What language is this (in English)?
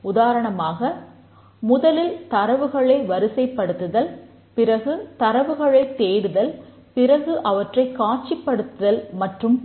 Tamil